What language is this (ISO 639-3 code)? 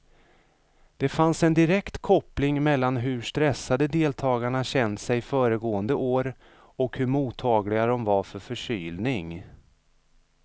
swe